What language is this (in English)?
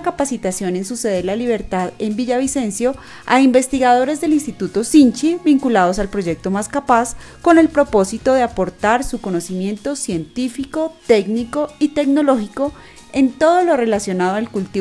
Spanish